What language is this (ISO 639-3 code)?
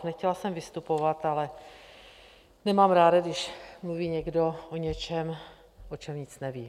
ces